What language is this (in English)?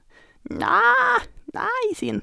Norwegian